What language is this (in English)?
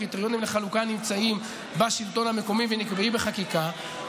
Hebrew